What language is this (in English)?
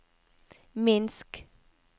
Norwegian